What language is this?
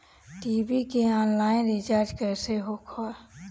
Bhojpuri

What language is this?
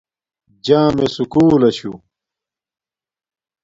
Domaaki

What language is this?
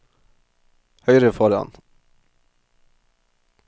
Norwegian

